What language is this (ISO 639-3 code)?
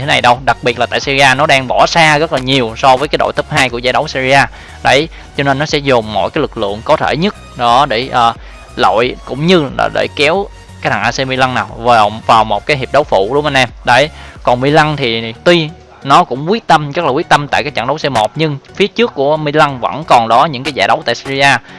vie